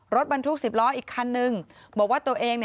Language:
Thai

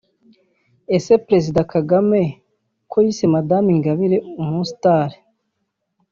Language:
Kinyarwanda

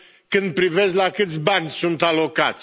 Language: Romanian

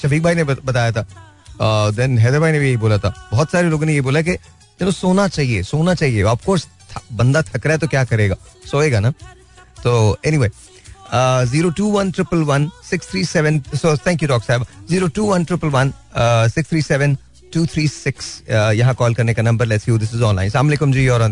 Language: Hindi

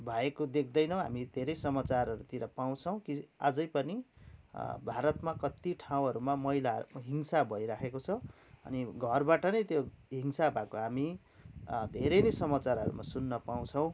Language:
Nepali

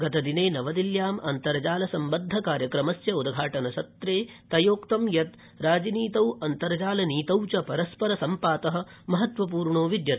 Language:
Sanskrit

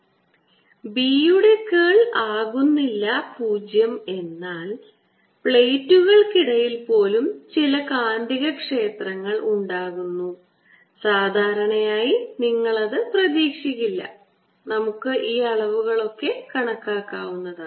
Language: Malayalam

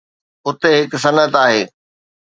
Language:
Sindhi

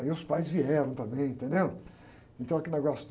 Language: Portuguese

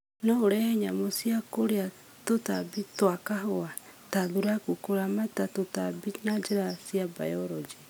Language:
Kikuyu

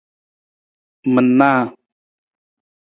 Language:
Nawdm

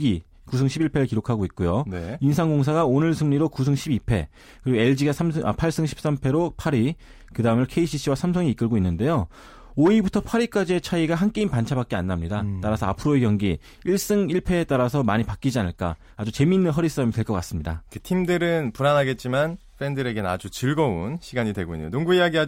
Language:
Korean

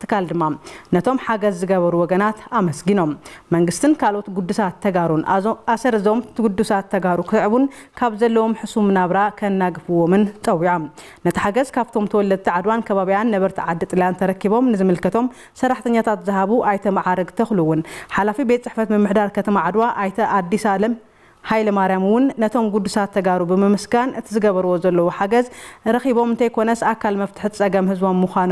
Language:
Arabic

